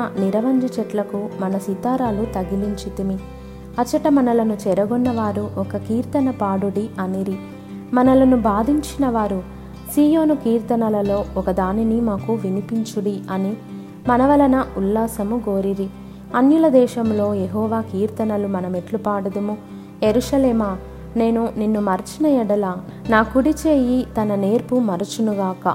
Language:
Telugu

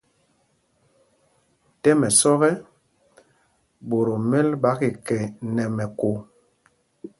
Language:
Mpumpong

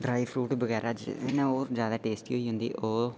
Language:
Dogri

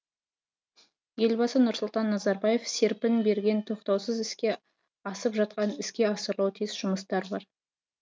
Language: Kazakh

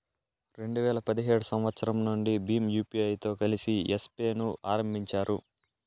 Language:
Telugu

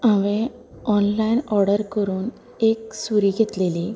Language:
Konkani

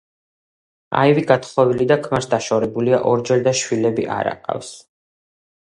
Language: Georgian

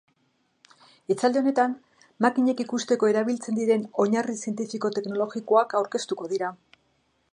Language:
Basque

